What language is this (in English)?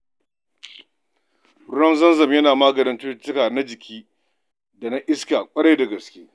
Hausa